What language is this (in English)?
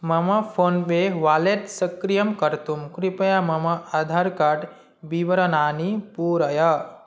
Sanskrit